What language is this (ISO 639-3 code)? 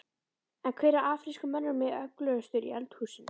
isl